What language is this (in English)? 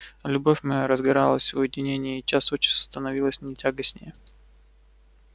Russian